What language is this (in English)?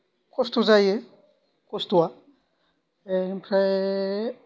Bodo